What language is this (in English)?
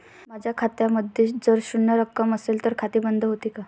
Marathi